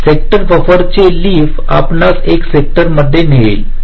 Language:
Marathi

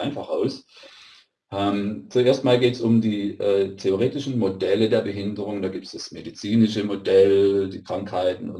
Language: German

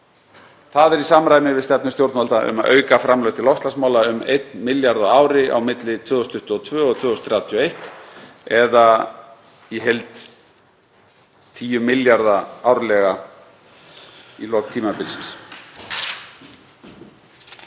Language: Icelandic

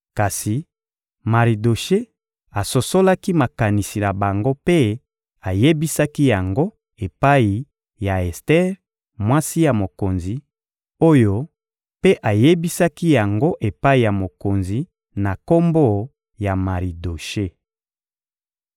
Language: Lingala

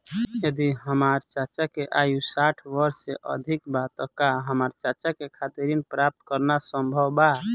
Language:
Bhojpuri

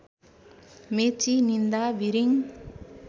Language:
Nepali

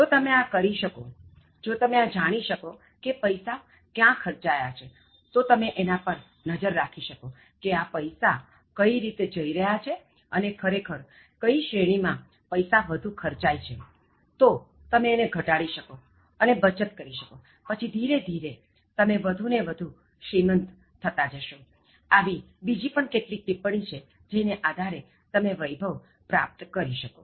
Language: Gujarati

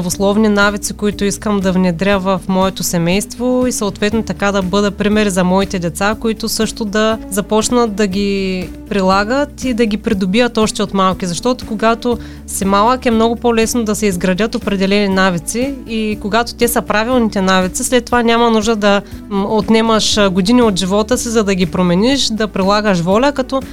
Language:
Bulgarian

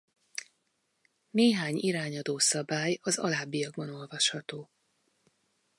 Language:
Hungarian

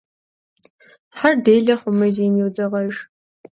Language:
Kabardian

